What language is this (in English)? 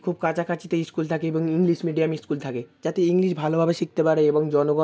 Bangla